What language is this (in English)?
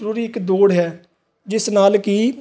Punjabi